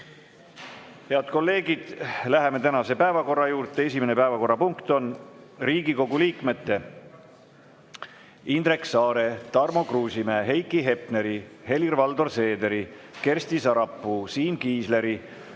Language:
Estonian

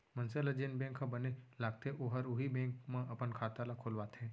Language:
Chhattisgarhi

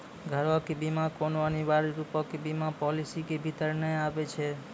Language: Maithili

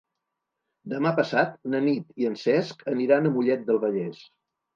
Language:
Catalan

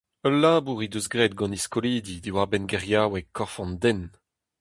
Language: Breton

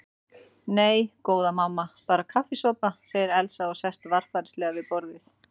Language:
Icelandic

